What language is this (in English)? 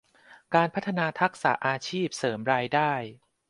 Thai